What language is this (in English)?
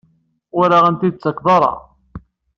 Kabyle